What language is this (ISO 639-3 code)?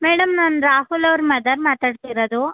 kan